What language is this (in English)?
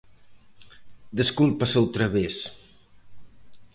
Galician